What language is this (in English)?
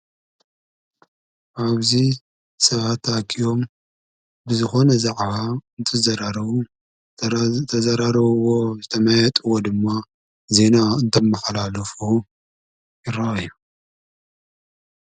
Tigrinya